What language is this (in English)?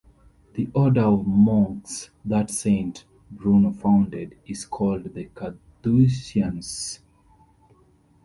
English